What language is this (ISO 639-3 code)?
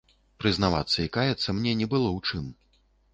bel